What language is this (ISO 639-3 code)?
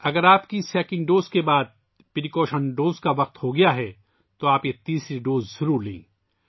urd